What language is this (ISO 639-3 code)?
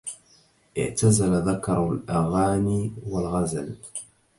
ara